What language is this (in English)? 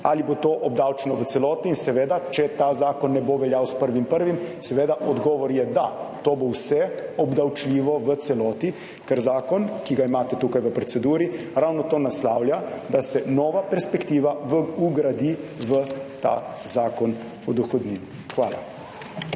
Slovenian